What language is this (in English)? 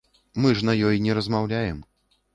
Belarusian